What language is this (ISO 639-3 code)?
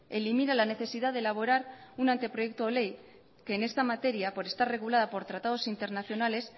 spa